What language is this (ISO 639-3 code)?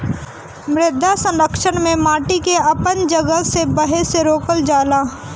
bho